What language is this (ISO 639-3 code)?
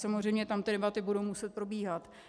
ces